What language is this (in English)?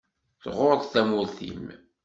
Kabyle